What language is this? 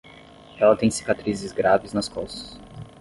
Portuguese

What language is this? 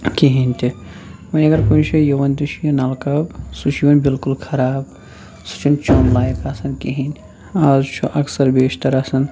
Kashmiri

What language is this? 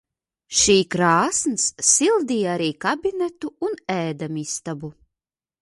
Latvian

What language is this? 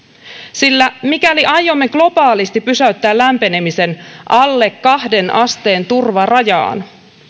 Finnish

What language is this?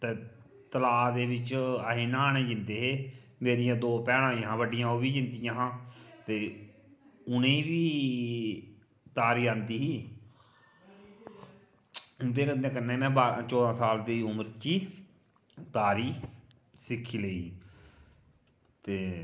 Dogri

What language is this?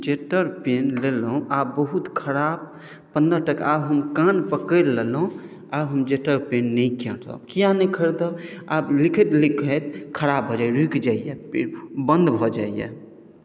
Maithili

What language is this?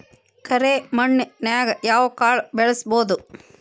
Kannada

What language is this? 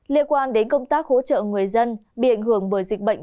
Vietnamese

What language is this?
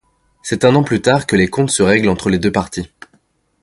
French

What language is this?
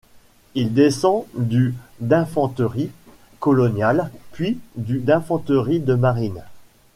French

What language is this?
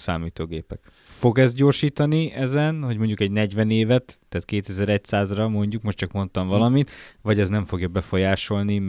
Hungarian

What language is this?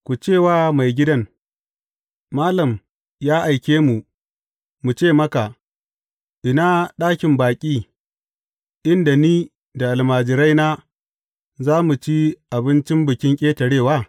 Hausa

